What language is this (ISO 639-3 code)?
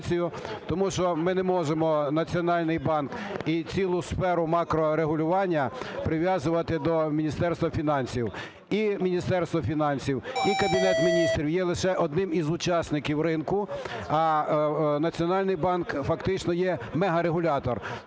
ukr